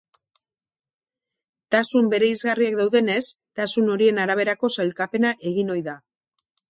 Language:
Basque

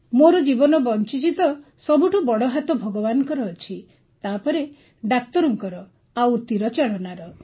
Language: Odia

